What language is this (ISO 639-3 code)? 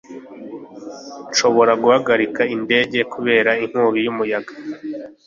kin